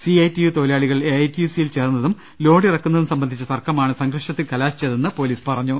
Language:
Malayalam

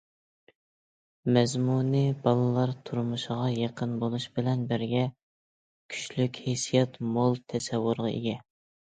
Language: Uyghur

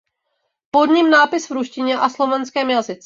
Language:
Czech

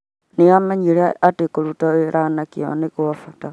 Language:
Kikuyu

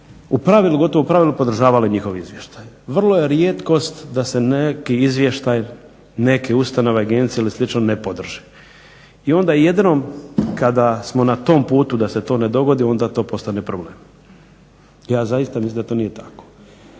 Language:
Croatian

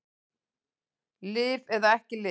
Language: Icelandic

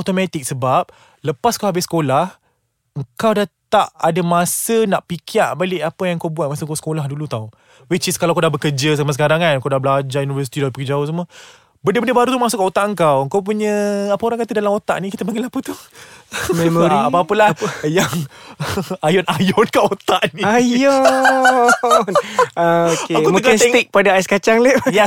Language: Malay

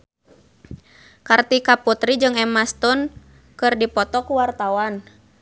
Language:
Sundanese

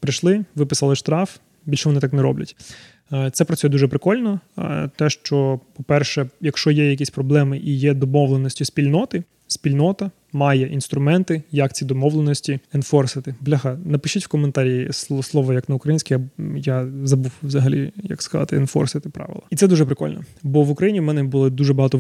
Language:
Ukrainian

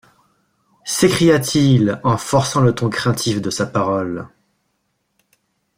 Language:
French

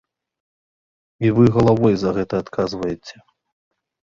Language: Belarusian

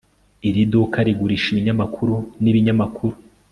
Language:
Kinyarwanda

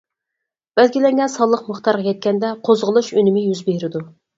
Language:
Uyghur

